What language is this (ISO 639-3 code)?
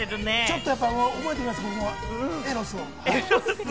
jpn